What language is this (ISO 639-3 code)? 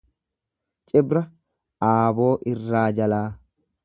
orm